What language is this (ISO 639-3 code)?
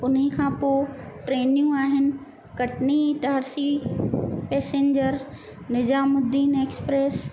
snd